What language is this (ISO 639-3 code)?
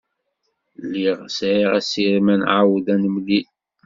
kab